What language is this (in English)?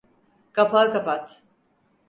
Turkish